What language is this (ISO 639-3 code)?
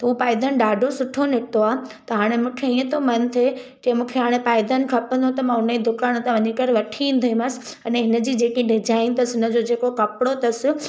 snd